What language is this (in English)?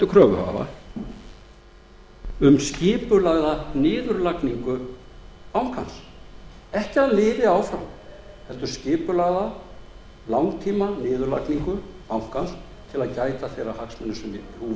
Icelandic